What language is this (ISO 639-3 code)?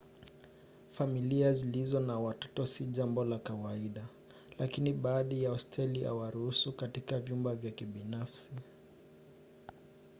swa